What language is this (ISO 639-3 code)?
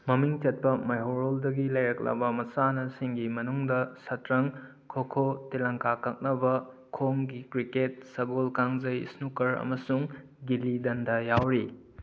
mni